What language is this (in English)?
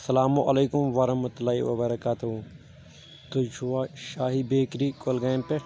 Kashmiri